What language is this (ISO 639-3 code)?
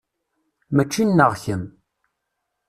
kab